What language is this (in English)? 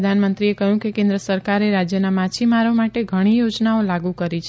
Gujarati